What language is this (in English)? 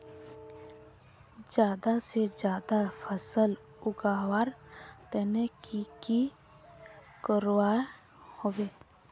Magahi